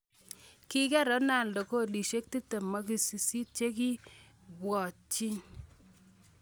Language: Kalenjin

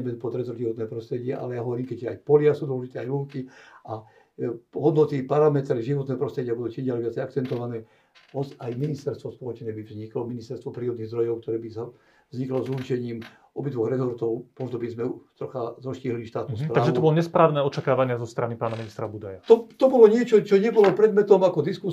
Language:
Slovak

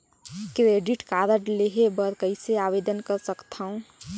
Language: Chhattisgarhi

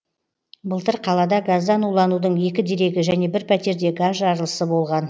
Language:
Kazakh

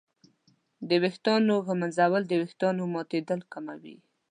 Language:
Pashto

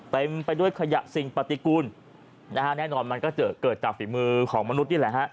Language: Thai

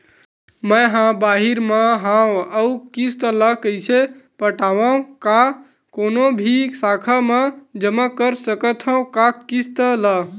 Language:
Chhattisgarhi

